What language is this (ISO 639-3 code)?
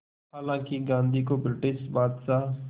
hin